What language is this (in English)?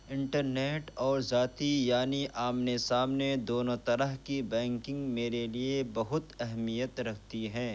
Urdu